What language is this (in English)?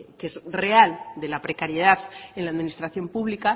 Spanish